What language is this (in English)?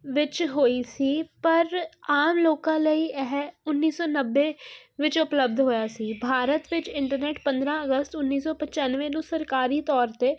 Punjabi